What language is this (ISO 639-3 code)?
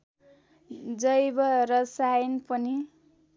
nep